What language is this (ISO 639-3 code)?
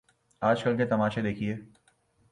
urd